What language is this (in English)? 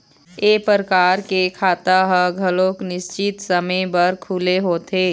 Chhattisgarhi